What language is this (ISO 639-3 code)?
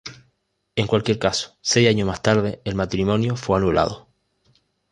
spa